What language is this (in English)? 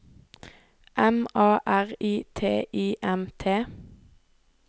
Norwegian